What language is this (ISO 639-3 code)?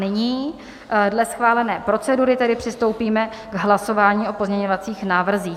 ces